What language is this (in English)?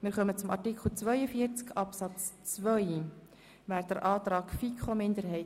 Swiss German